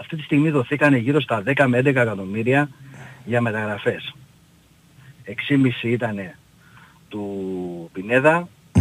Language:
Greek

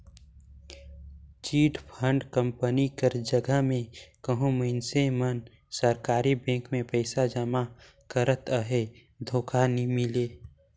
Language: Chhattisgarhi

